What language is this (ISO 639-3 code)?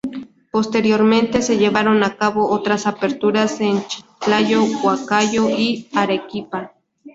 spa